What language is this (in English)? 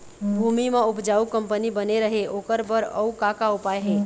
Chhattisgarhi